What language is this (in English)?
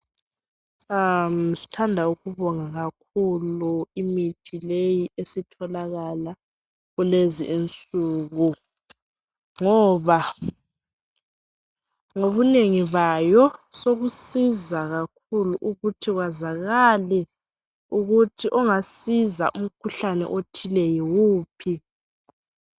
North Ndebele